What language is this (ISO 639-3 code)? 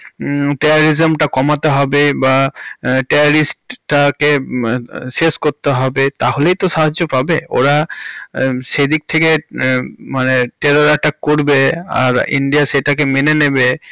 ben